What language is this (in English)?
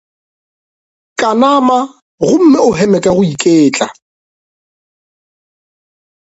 Northern Sotho